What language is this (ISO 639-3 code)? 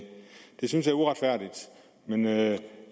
dan